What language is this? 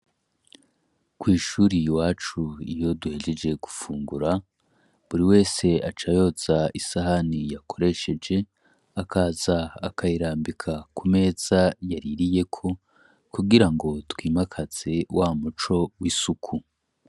Rundi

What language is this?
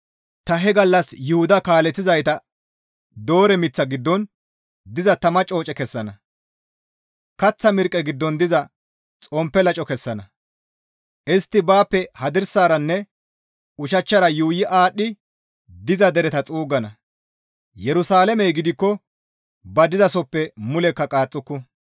Gamo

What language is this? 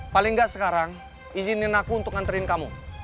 Indonesian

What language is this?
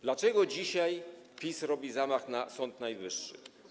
Polish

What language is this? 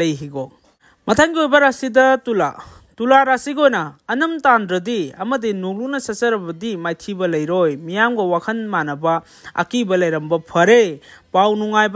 Filipino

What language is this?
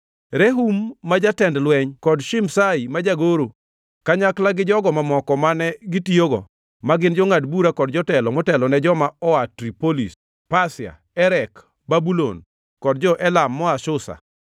Luo (Kenya and Tanzania)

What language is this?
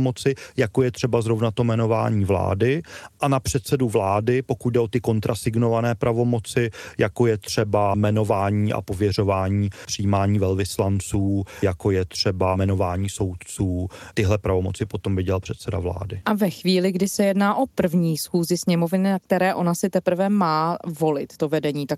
Czech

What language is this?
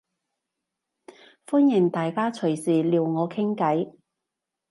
Cantonese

